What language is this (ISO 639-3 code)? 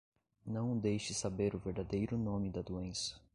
por